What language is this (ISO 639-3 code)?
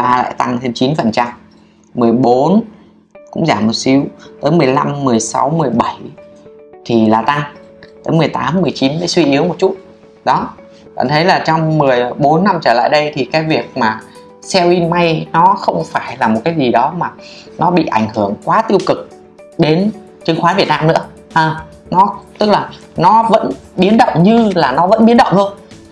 vie